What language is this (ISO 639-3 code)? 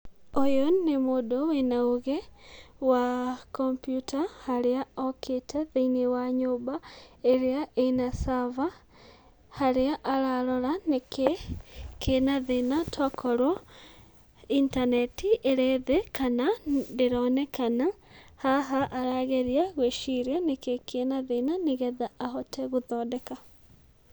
kik